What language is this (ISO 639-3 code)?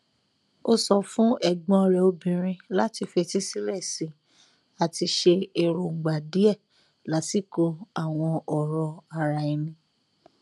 yor